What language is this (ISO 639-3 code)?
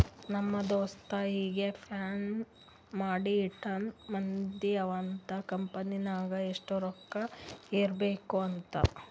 kan